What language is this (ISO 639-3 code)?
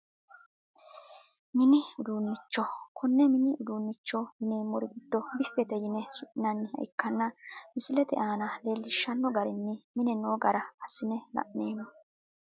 sid